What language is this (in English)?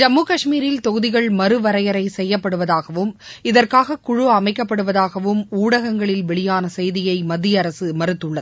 Tamil